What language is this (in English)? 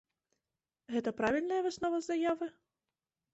Belarusian